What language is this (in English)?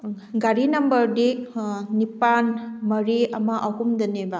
Manipuri